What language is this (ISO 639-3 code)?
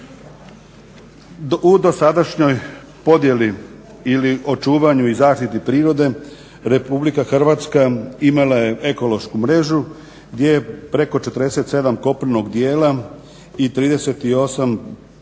hrv